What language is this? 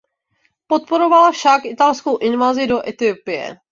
Czech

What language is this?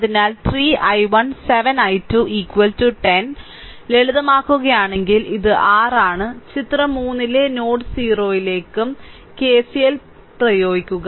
Malayalam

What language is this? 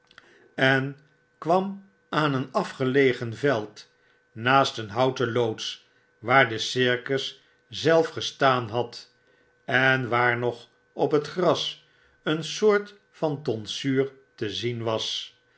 Dutch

